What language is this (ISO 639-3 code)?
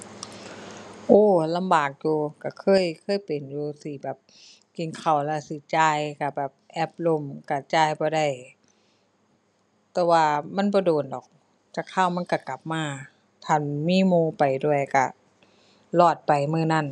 tha